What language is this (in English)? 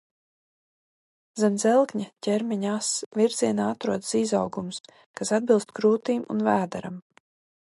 Latvian